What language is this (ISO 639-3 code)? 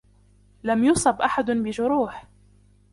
ara